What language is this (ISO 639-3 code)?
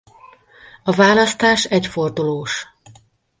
hun